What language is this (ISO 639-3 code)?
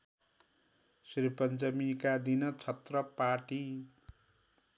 nep